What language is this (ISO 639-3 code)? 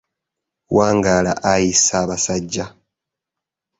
lug